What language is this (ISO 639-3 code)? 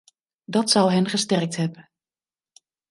nld